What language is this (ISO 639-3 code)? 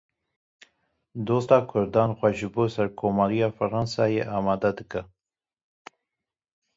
kur